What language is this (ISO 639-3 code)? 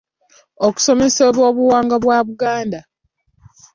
lug